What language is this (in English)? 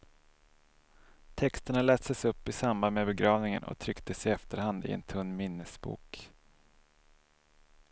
Swedish